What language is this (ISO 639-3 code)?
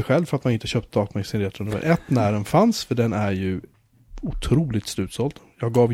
swe